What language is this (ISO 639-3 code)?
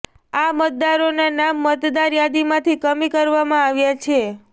guj